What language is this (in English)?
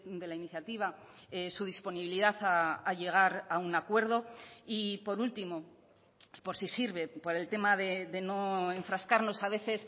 Spanish